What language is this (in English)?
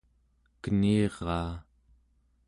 Central Yupik